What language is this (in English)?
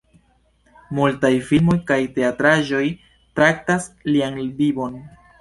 Esperanto